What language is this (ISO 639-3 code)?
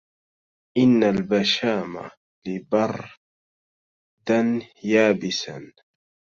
ara